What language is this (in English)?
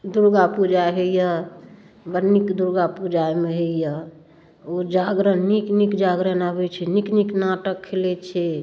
Maithili